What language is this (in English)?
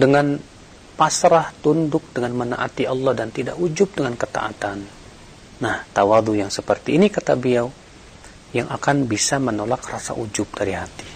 Indonesian